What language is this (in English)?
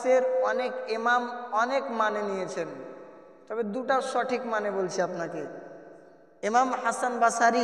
Arabic